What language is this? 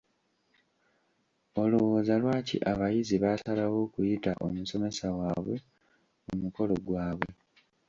Ganda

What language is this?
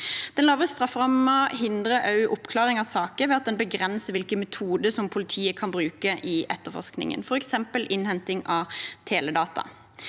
Norwegian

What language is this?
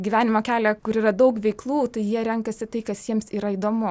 Lithuanian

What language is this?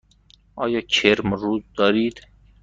Persian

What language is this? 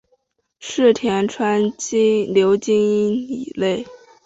Chinese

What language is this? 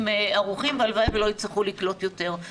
Hebrew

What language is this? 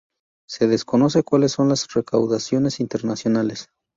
Spanish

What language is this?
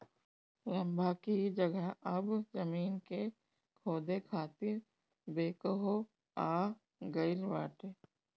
Bhojpuri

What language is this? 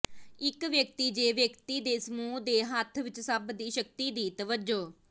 Punjabi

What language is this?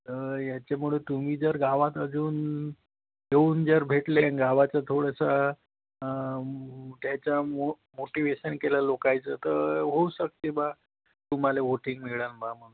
Marathi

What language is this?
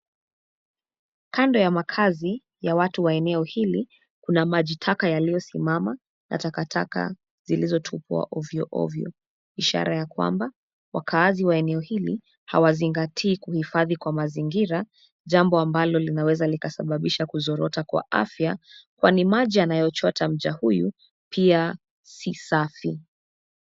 Swahili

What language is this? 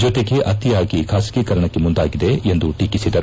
Kannada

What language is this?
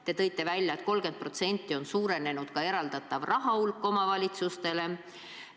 Estonian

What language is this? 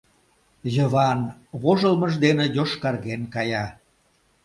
Mari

